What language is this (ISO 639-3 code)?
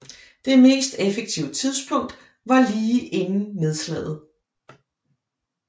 dan